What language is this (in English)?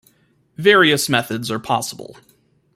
English